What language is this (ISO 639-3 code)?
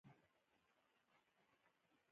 pus